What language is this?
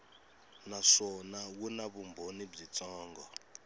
Tsonga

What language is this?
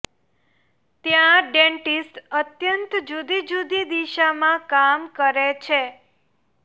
Gujarati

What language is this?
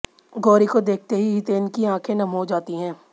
Hindi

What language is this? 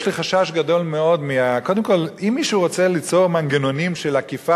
Hebrew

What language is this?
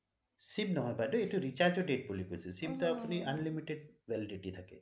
Assamese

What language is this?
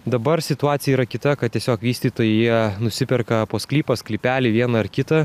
Lithuanian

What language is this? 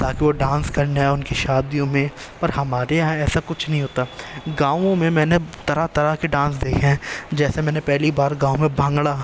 Urdu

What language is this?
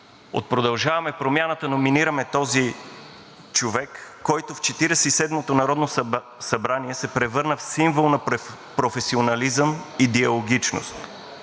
Bulgarian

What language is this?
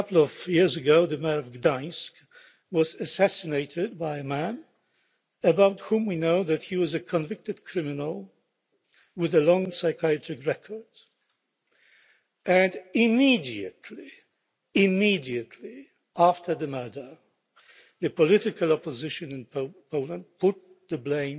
English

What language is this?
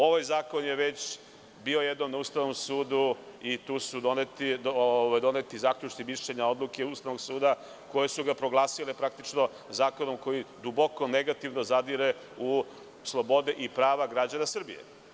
Serbian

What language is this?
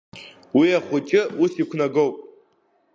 Abkhazian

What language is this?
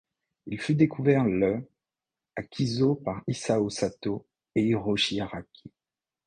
French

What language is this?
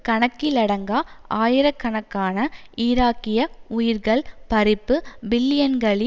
Tamil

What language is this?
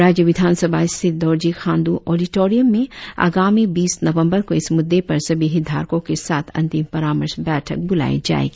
Hindi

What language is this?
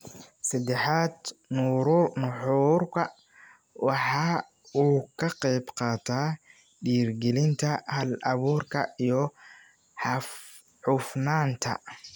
Somali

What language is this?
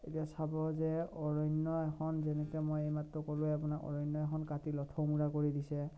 Assamese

